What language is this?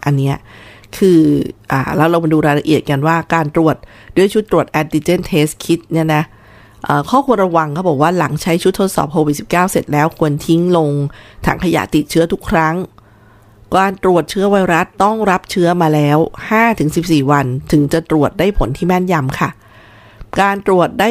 Thai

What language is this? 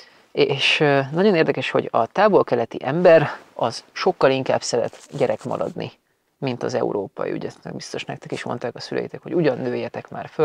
Hungarian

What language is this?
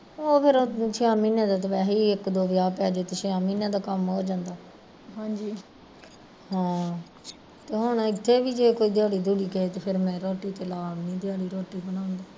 Punjabi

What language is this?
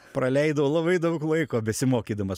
Lithuanian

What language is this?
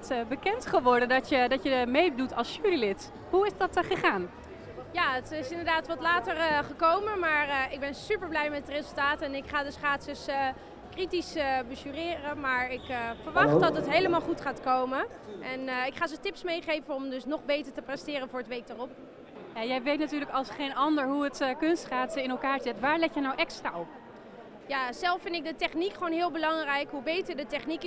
Dutch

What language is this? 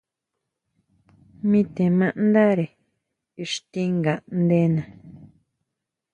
Huautla Mazatec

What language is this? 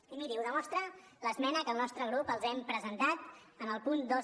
Catalan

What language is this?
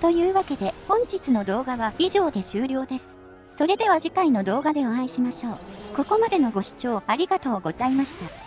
Japanese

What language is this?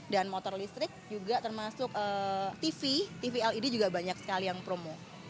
Indonesian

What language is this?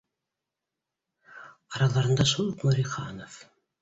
Bashkir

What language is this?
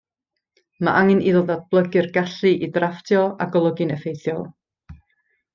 Welsh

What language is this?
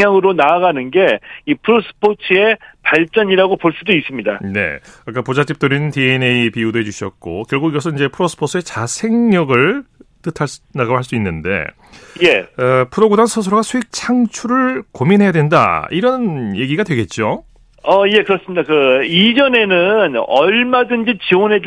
Korean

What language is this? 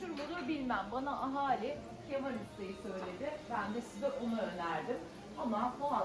Turkish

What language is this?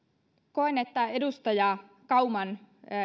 Finnish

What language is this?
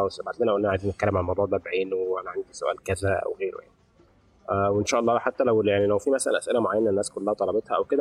Arabic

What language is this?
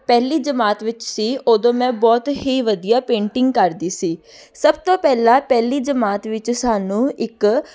Punjabi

